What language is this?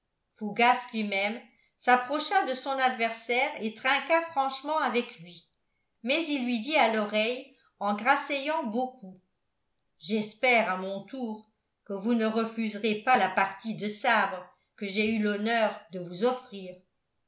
French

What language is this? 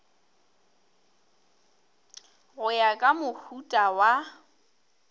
Northern Sotho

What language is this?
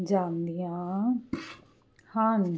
Punjabi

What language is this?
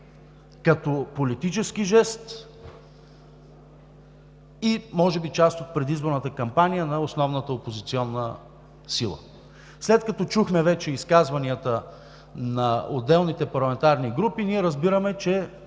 Bulgarian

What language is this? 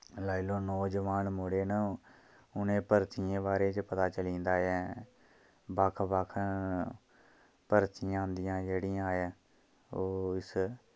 Dogri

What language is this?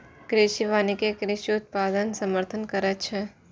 Maithili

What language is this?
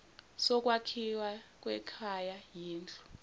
Zulu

